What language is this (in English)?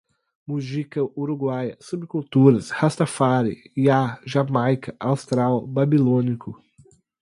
Portuguese